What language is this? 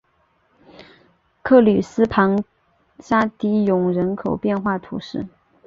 Chinese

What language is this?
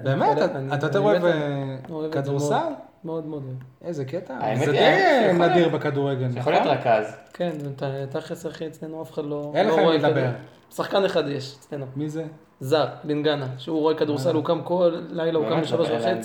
Hebrew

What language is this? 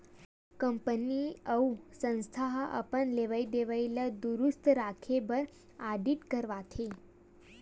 Chhattisgarhi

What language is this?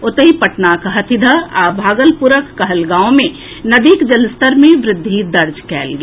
Maithili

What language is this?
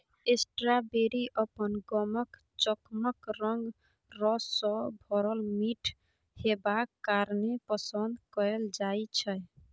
Maithili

